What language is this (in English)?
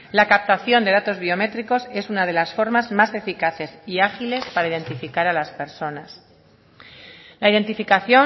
Spanish